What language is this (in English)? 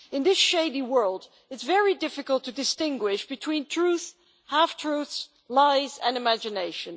English